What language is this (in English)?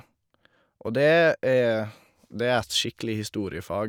Norwegian